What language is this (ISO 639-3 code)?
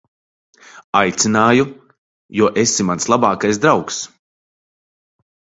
lav